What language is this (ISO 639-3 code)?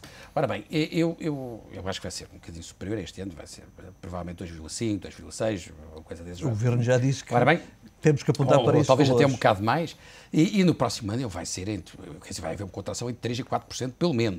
por